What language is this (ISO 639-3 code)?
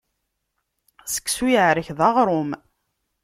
kab